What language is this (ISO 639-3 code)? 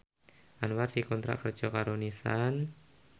jav